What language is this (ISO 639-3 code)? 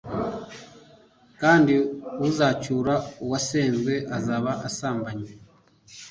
kin